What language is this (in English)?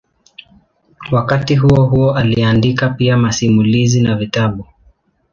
Swahili